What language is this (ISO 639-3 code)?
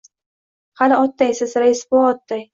uzb